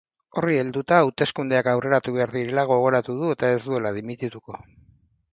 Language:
Basque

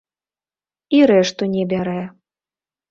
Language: Belarusian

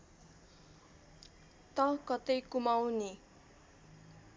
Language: Nepali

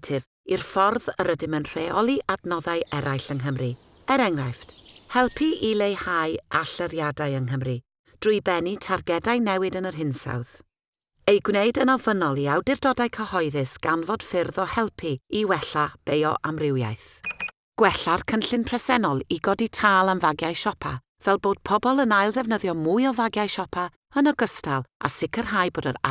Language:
Welsh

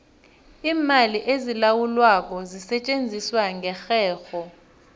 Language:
South Ndebele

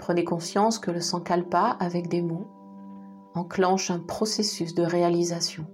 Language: French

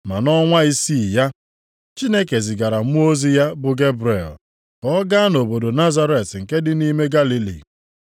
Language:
Igbo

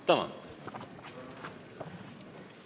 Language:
Estonian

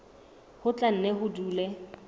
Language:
Southern Sotho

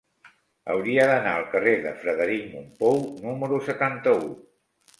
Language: Catalan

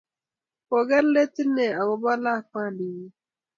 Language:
Kalenjin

